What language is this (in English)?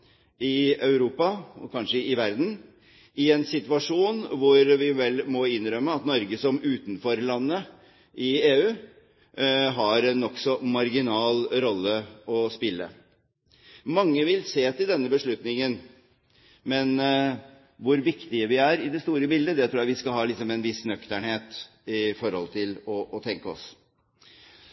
Norwegian Bokmål